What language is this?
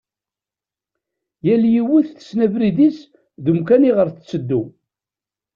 Kabyle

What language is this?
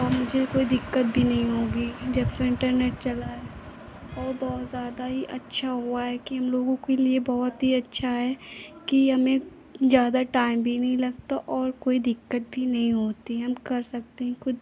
Hindi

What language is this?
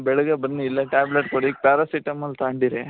Kannada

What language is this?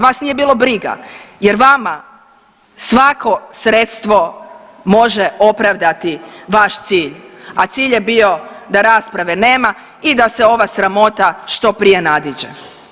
Croatian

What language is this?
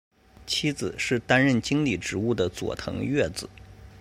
Chinese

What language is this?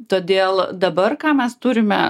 Lithuanian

